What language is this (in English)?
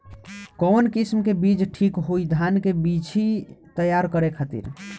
Bhojpuri